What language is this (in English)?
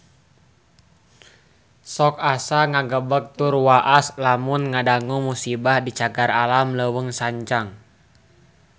Sundanese